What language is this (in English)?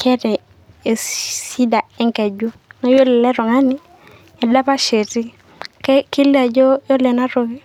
Masai